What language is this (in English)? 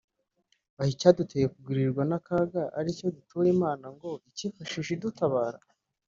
Kinyarwanda